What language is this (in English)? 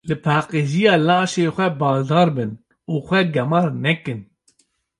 Kurdish